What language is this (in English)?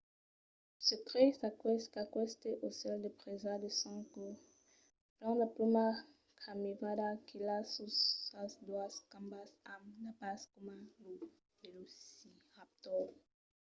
Occitan